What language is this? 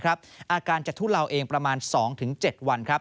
Thai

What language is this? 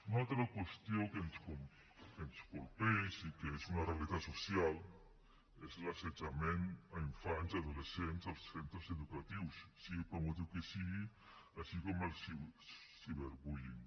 Catalan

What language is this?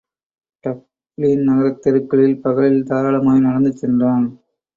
Tamil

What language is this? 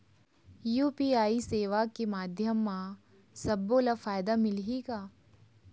Chhattisgarhi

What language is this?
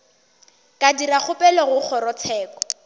Northern Sotho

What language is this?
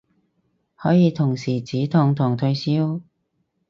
Cantonese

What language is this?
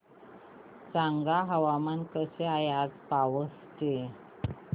Marathi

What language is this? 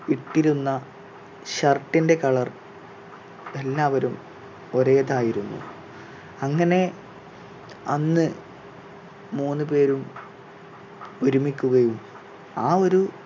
Malayalam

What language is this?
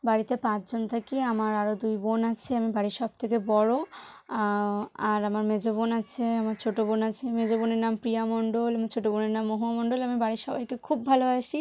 Bangla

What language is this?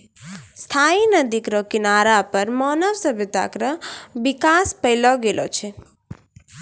Maithili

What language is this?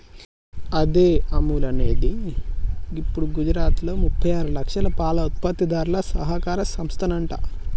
Telugu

